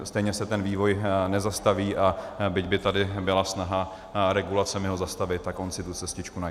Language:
Czech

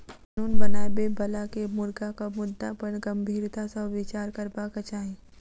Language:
Maithili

